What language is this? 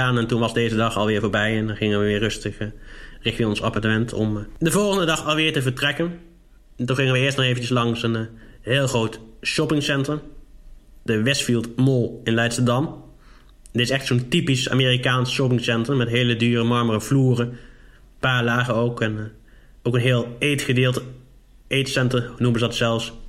Dutch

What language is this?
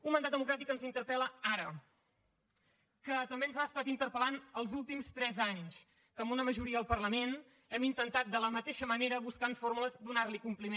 Catalan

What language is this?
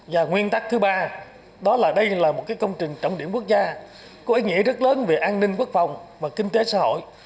Vietnamese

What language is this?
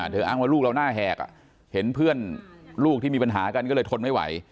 Thai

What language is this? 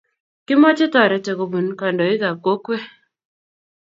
Kalenjin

